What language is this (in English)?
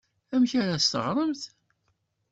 Kabyle